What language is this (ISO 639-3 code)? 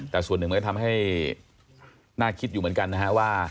tha